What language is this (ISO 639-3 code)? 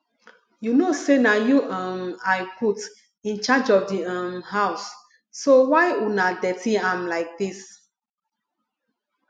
pcm